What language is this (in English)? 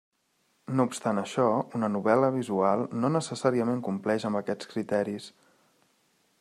Catalan